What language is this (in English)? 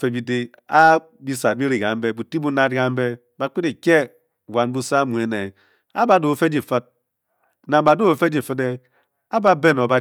Bokyi